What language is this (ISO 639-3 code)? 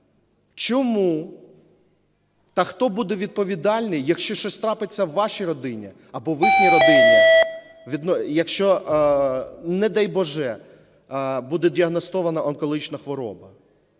ukr